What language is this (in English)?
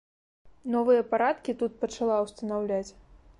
Belarusian